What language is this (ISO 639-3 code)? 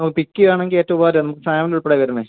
mal